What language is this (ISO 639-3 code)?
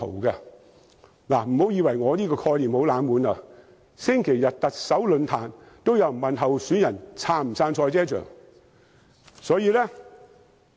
yue